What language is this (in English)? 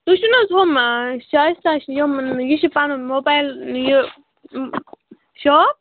Kashmiri